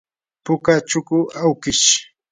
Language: Yanahuanca Pasco Quechua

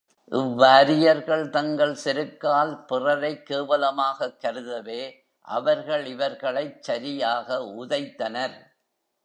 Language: Tamil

